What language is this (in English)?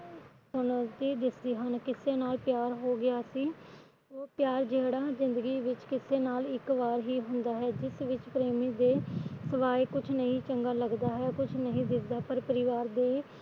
Punjabi